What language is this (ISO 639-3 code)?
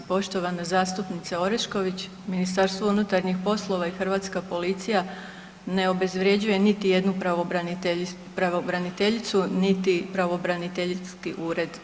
hrv